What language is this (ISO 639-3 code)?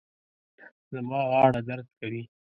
pus